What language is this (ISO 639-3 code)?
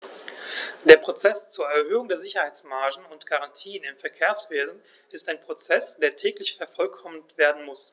deu